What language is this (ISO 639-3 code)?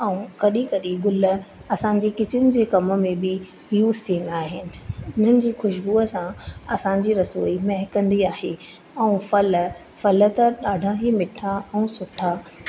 snd